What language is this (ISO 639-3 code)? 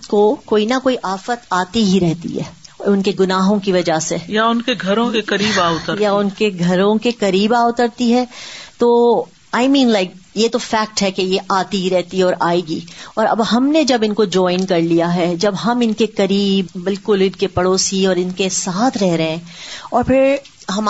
urd